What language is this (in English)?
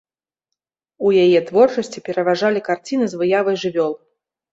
Belarusian